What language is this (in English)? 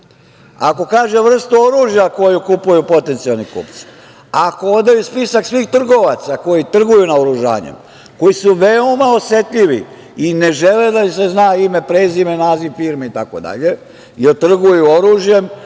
Serbian